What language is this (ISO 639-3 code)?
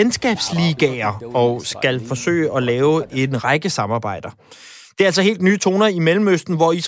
dan